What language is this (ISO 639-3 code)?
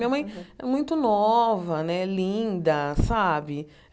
por